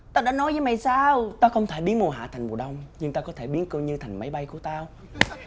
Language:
Vietnamese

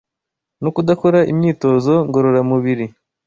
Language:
Kinyarwanda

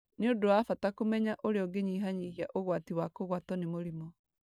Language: Kikuyu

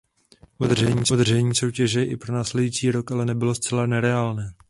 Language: Czech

